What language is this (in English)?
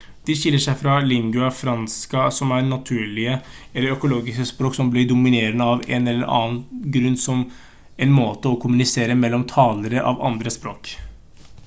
Norwegian Bokmål